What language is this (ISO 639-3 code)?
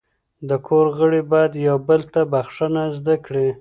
pus